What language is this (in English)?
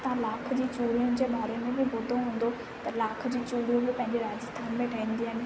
Sindhi